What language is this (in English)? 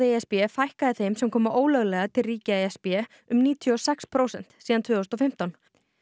Icelandic